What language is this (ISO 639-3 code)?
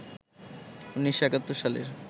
ben